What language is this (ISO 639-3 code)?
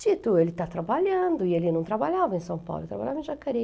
por